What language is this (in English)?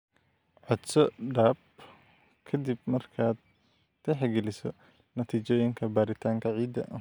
Somali